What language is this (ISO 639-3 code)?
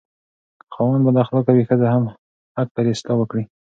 pus